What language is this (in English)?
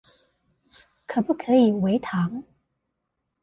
Chinese